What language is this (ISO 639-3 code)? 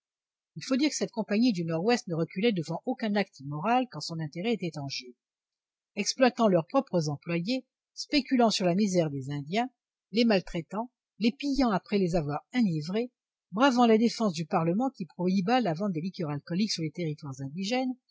fra